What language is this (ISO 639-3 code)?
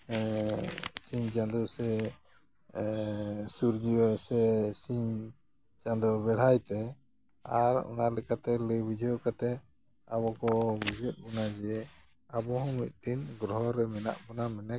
sat